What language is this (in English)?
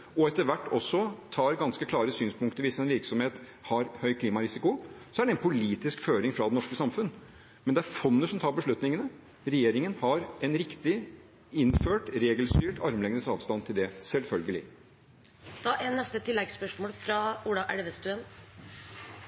Norwegian